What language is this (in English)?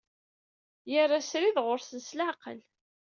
Kabyle